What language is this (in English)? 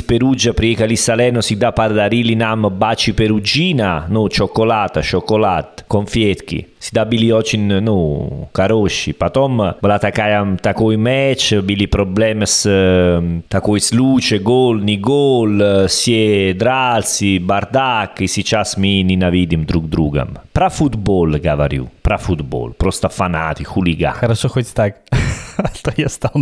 Russian